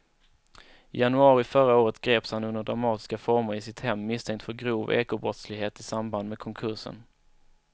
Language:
Swedish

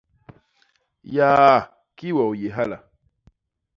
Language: Basaa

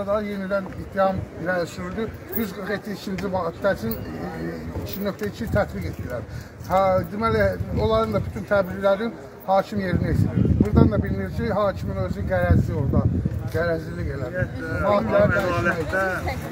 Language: Turkish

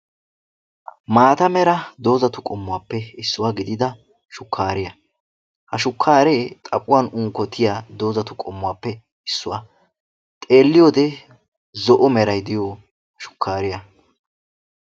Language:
Wolaytta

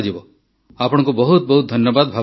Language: Odia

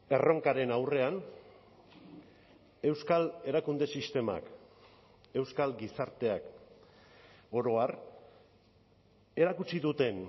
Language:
Basque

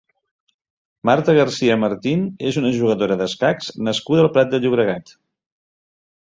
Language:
Catalan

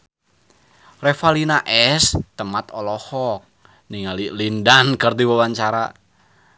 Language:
Sundanese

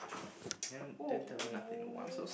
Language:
English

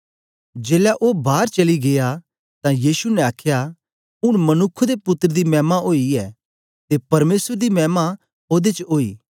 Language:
Dogri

